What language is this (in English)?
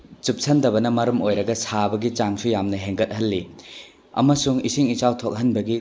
Manipuri